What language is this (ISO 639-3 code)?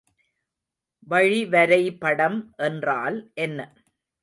tam